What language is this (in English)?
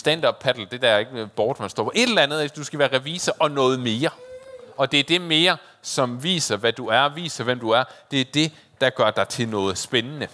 Danish